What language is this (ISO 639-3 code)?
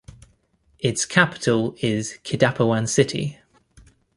eng